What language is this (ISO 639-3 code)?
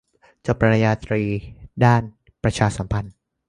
tha